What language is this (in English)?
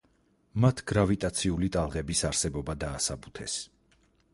Georgian